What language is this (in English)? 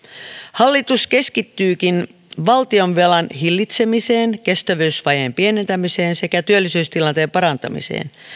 Finnish